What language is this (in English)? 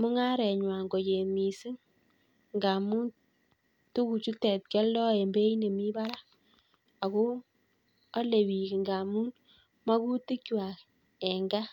Kalenjin